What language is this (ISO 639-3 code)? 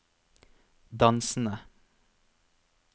nor